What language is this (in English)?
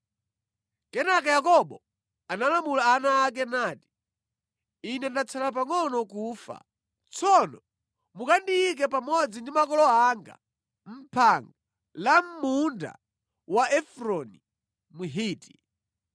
Nyanja